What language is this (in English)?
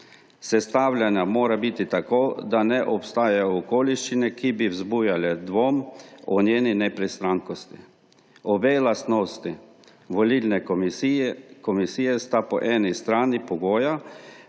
Slovenian